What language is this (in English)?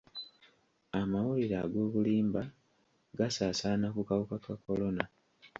Ganda